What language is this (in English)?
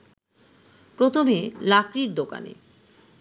Bangla